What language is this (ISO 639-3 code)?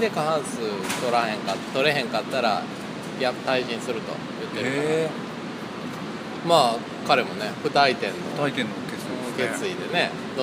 jpn